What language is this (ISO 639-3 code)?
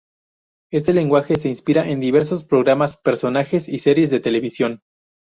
spa